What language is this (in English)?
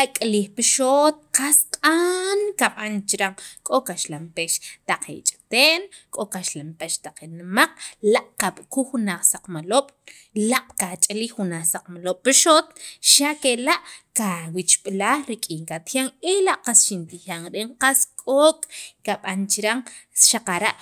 Sacapulteco